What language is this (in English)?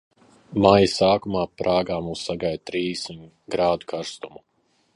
Latvian